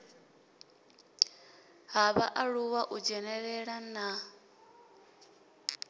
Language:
Venda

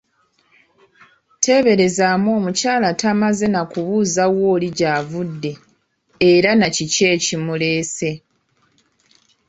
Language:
Ganda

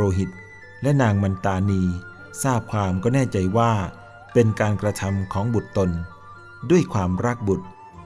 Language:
Thai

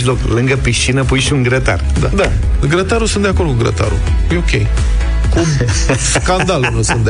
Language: Romanian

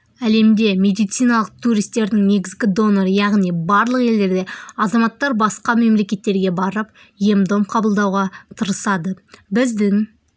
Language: Kazakh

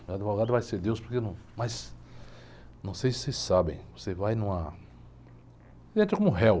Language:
Portuguese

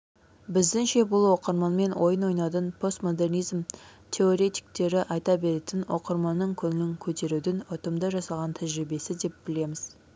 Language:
Kazakh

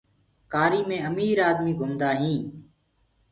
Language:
Gurgula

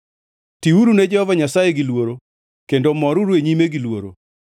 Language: Luo (Kenya and Tanzania)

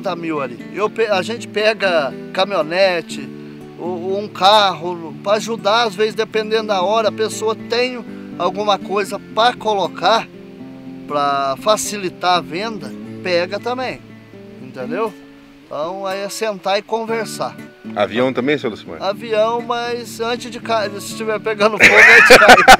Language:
Portuguese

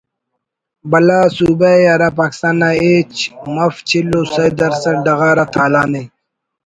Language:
Brahui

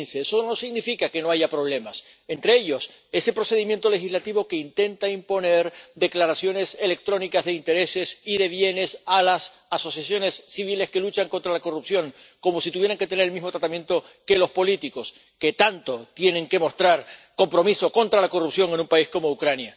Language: Spanish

